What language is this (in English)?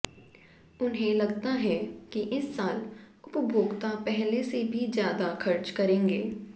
Hindi